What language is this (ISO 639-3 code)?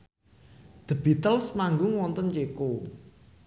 jav